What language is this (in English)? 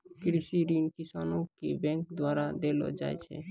Maithili